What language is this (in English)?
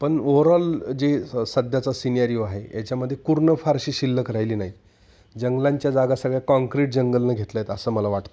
Marathi